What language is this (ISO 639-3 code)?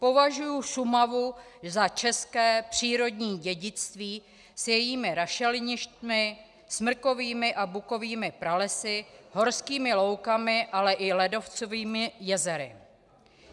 ces